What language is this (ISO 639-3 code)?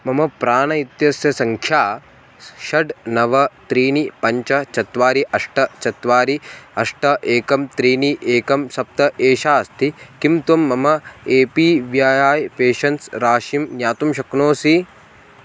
san